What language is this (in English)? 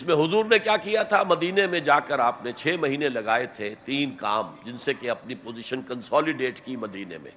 Urdu